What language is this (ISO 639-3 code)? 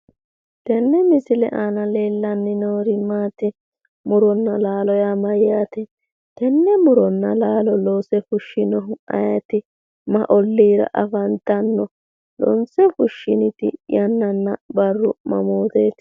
sid